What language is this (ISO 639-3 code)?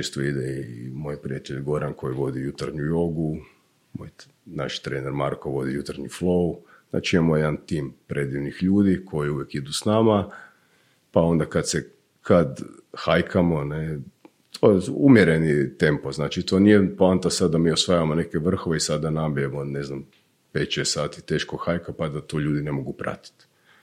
hrv